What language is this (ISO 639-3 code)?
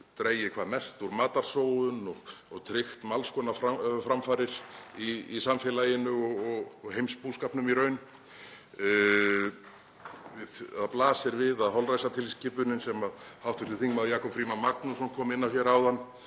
isl